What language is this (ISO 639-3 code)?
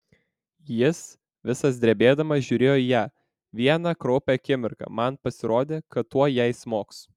lit